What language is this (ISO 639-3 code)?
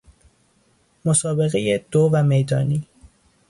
fas